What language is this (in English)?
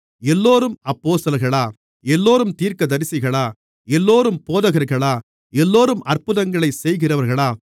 Tamil